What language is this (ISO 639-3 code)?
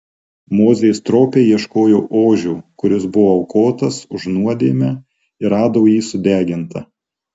lit